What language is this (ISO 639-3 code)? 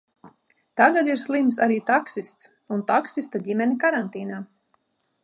lav